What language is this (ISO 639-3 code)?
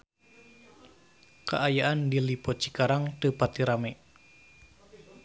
sun